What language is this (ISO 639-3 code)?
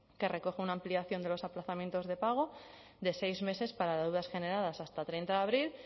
spa